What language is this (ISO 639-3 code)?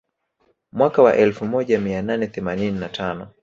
swa